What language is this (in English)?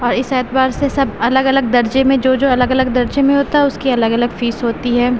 Urdu